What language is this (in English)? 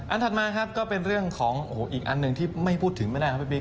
Thai